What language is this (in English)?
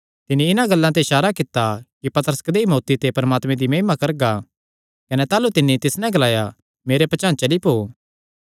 Kangri